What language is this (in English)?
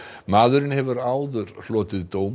Icelandic